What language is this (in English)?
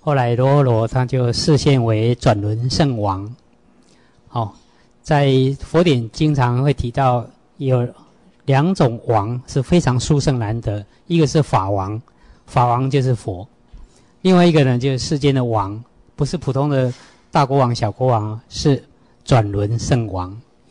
Chinese